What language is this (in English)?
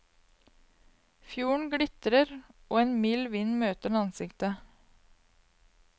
Norwegian